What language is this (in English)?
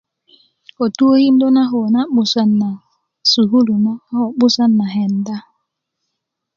Kuku